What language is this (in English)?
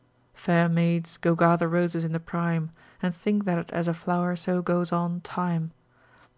English